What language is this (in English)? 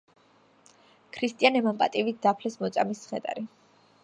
Georgian